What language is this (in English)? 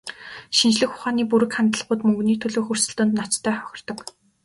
Mongolian